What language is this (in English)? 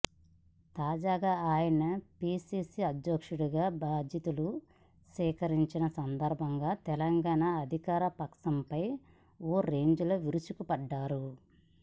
Telugu